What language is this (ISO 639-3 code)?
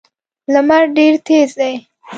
pus